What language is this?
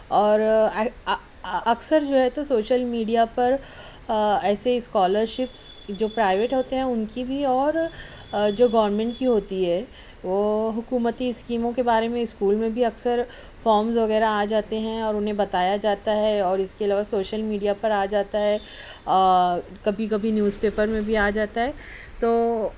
Urdu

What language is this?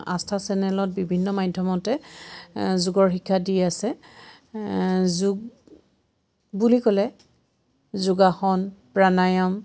Assamese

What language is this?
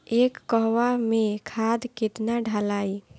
Bhojpuri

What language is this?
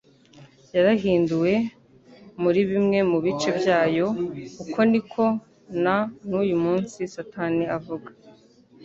Kinyarwanda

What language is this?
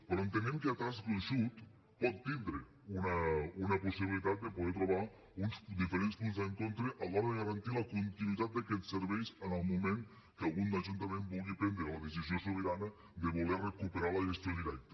Catalan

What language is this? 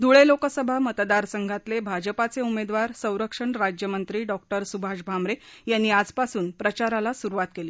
Marathi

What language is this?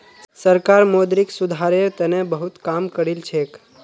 Magahi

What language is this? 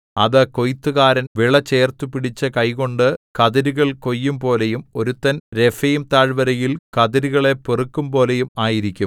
Malayalam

